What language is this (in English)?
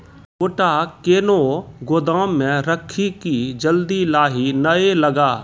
Maithili